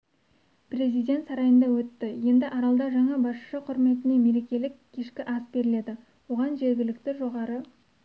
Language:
Kazakh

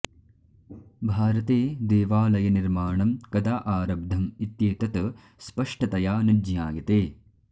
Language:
Sanskrit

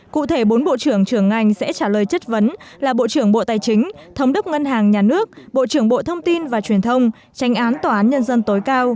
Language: Vietnamese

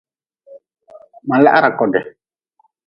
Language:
Nawdm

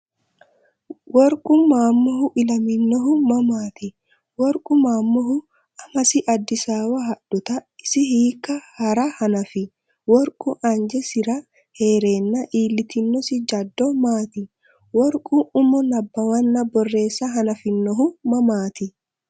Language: Sidamo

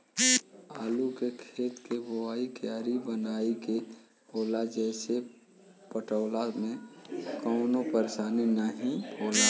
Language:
Bhojpuri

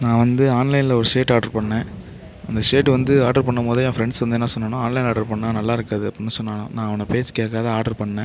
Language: Tamil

